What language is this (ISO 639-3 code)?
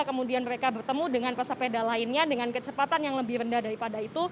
ind